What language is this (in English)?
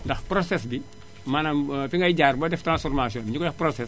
Wolof